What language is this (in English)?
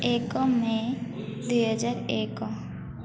Odia